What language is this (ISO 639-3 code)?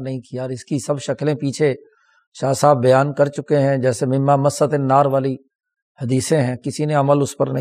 urd